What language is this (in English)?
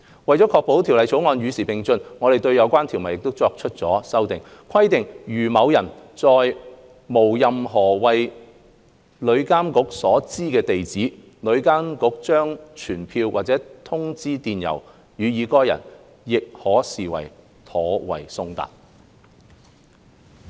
Cantonese